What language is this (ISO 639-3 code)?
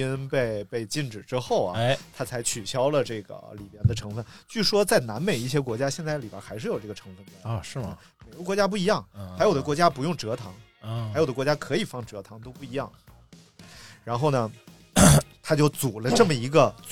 zho